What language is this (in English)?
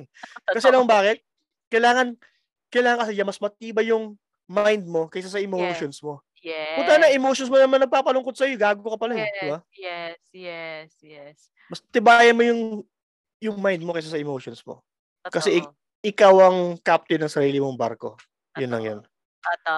Filipino